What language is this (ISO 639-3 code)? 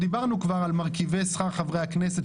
heb